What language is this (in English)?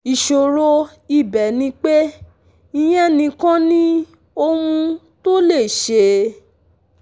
Yoruba